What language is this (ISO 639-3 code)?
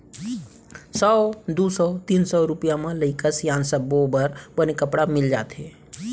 hne